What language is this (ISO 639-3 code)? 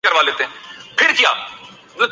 urd